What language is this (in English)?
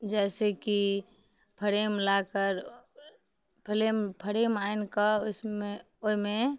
Maithili